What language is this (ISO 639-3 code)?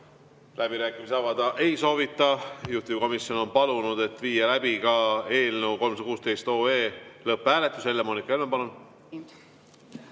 est